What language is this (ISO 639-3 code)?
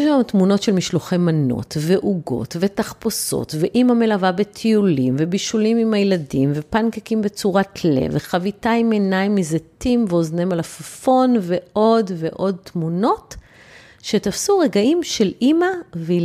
heb